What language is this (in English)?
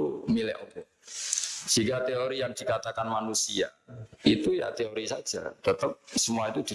Indonesian